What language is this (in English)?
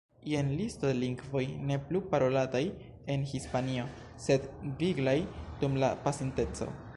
Esperanto